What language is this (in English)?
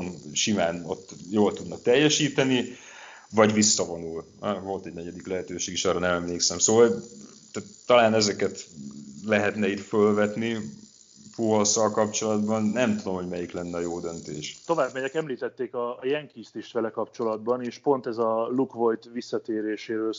Hungarian